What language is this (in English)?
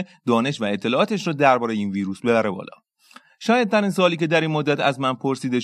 Persian